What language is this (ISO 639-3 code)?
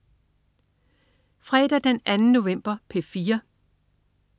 dan